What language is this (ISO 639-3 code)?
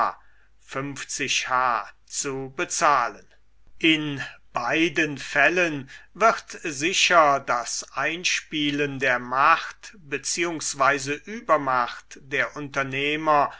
deu